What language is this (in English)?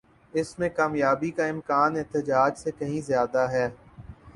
Urdu